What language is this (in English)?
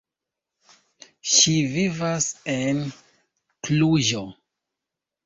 Esperanto